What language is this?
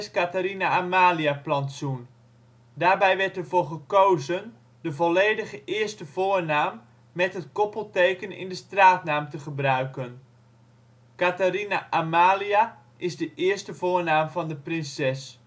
Dutch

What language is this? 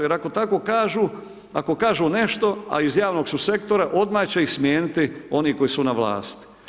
Croatian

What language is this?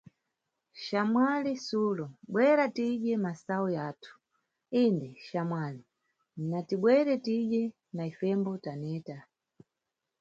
Nyungwe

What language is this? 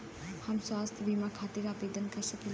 Bhojpuri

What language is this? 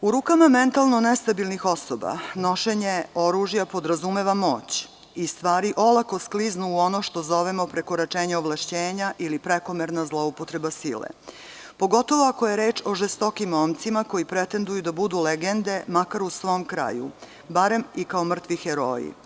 Serbian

